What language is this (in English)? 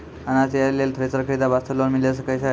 Maithili